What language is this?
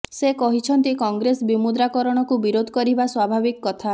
Odia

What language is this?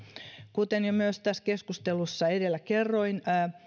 Finnish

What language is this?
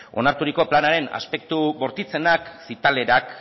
Basque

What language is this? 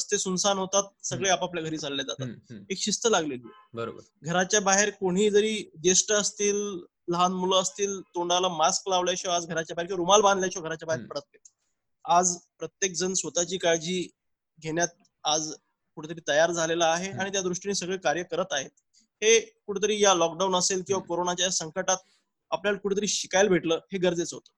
Marathi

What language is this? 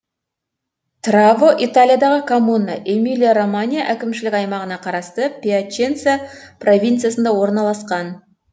Kazakh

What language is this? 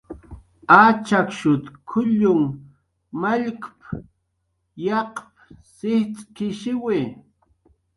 Jaqaru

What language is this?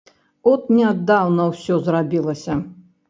Belarusian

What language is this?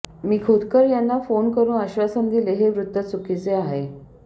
Marathi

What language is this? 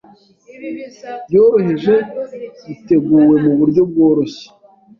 Kinyarwanda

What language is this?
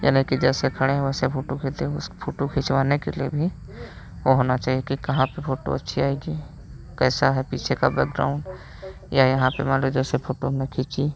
Hindi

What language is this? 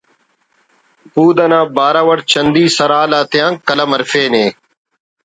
Brahui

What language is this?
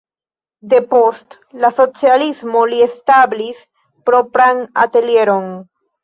Esperanto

